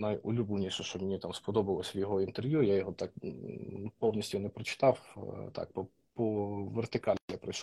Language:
Ukrainian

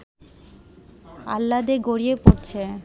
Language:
Bangla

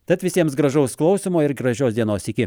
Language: Lithuanian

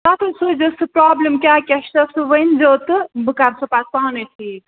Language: Kashmiri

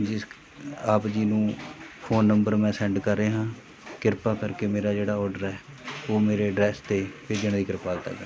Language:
Punjabi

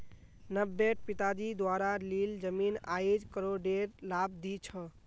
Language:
Magahi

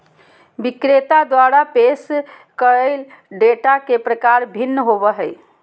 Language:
Magahi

